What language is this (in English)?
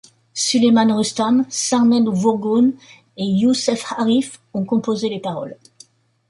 French